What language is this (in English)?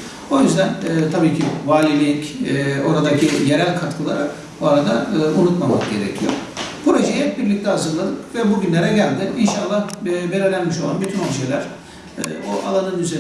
Turkish